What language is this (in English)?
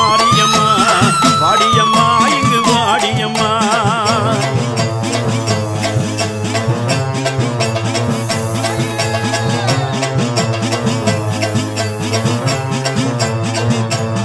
Tamil